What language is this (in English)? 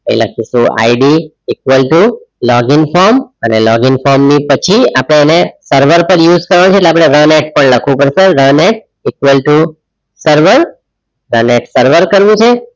Gujarati